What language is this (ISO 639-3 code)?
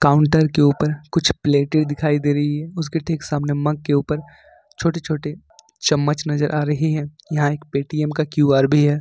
hin